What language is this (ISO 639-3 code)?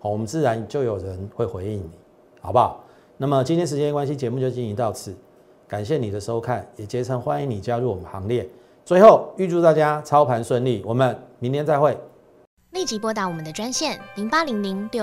zho